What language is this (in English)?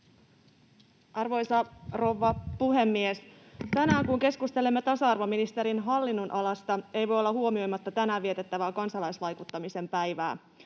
Finnish